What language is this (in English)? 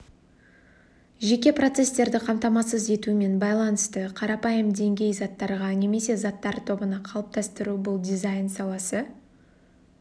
Kazakh